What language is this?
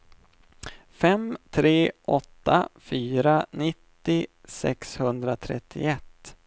Swedish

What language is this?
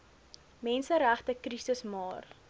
Afrikaans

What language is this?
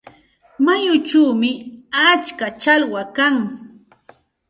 Santa Ana de Tusi Pasco Quechua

